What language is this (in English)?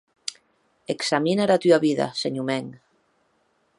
Occitan